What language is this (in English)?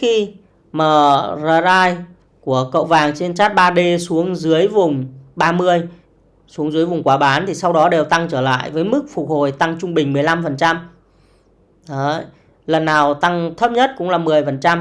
Vietnamese